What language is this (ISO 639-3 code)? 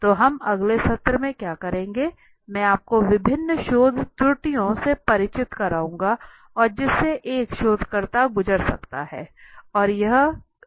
hin